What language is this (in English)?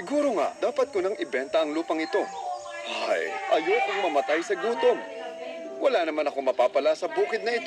Filipino